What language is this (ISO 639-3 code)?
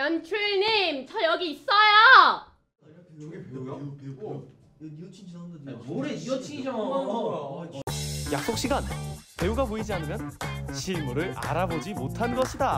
kor